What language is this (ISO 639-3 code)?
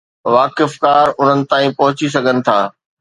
snd